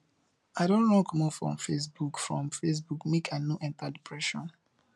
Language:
Nigerian Pidgin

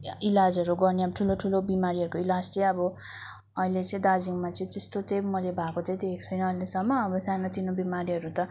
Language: Nepali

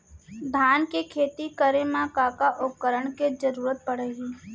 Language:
Chhattisgarhi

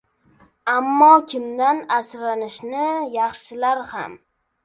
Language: Uzbek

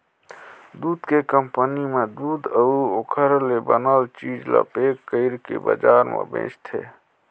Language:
Chhattisgarhi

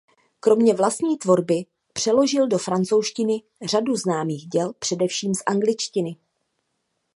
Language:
Czech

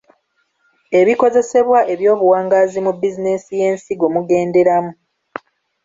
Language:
Ganda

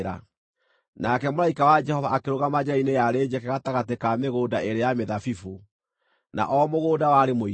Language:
Kikuyu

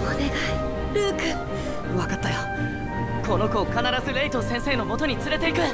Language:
Japanese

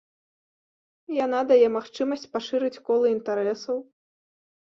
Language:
Belarusian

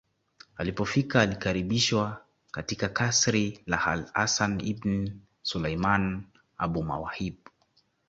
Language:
Swahili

